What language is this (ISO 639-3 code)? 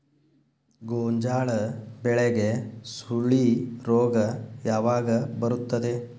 kan